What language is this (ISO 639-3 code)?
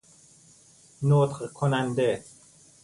fas